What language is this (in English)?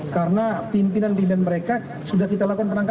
Indonesian